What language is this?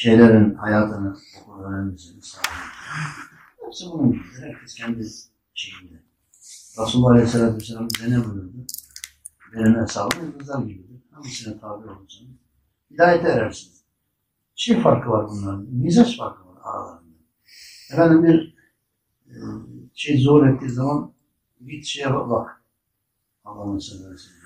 Turkish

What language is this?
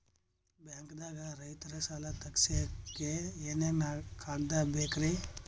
Kannada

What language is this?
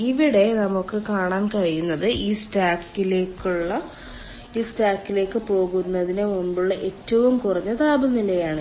Malayalam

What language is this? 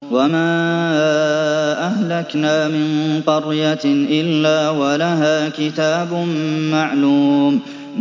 Arabic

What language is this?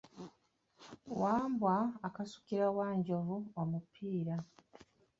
Ganda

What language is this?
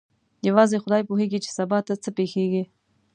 Pashto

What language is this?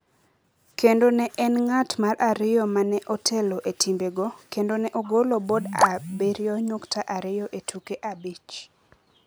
Luo (Kenya and Tanzania)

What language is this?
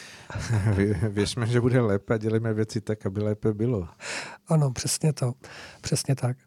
Czech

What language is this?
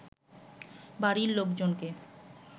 Bangla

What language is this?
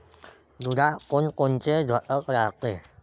Marathi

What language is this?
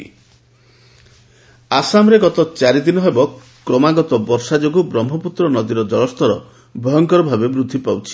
Odia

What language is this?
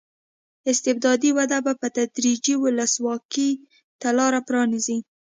Pashto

